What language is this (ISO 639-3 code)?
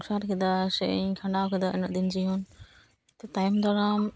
sat